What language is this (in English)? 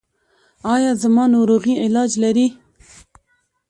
Pashto